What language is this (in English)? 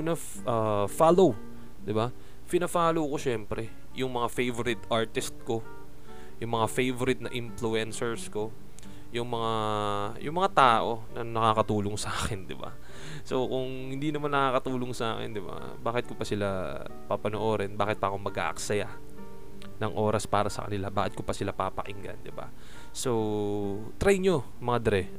Filipino